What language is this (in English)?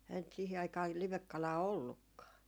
Finnish